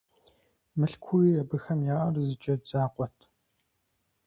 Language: Kabardian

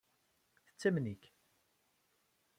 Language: Kabyle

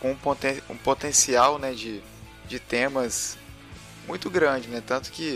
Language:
Portuguese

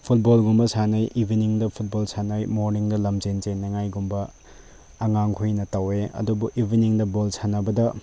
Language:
Manipuri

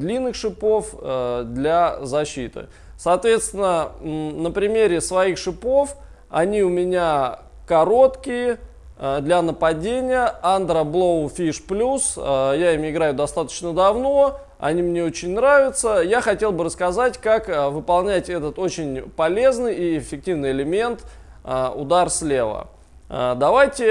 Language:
Russian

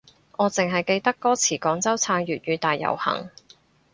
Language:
Cantonese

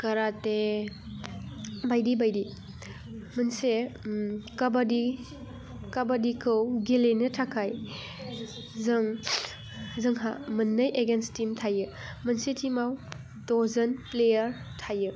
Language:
Bodo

